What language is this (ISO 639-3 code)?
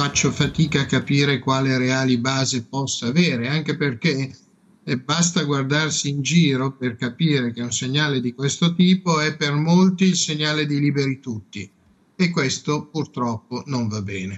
ita